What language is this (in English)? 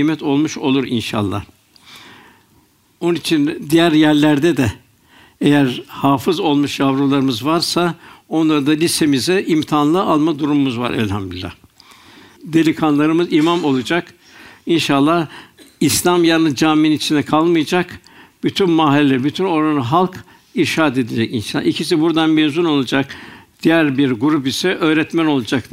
Turkish